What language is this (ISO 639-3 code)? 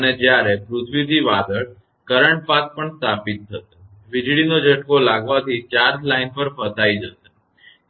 guj